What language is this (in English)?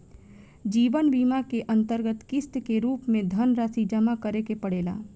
Bhojpuri